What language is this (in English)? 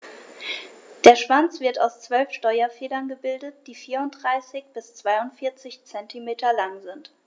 German